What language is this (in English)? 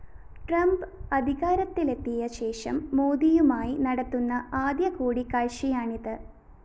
Malayalam